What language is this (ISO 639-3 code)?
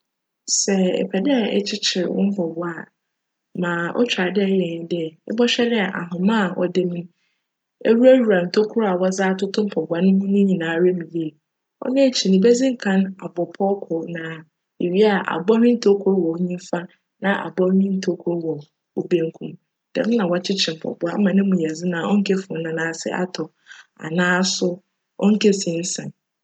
aka